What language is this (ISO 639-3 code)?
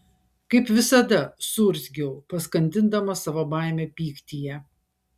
lit